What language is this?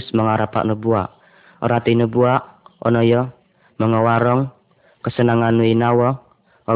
Malay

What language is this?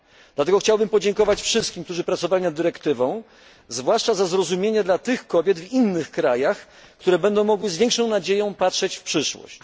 Polish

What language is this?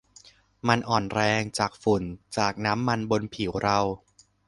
Thai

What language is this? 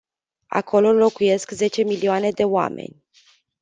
Romanian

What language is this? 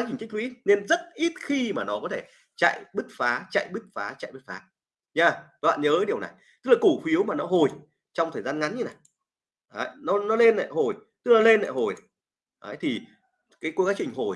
Vietnamese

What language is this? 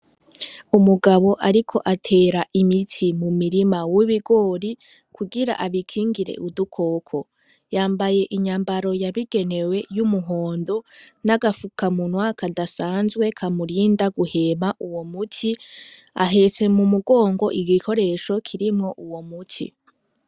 Rundi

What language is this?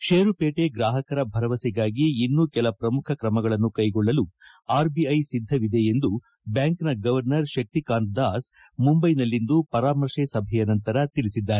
Kannada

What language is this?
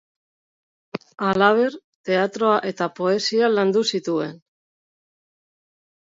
Basque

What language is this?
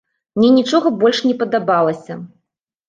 Belarusian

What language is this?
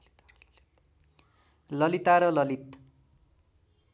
Nepali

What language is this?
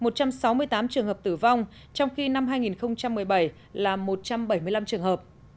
Vietnamese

